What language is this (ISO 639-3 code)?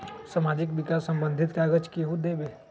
mag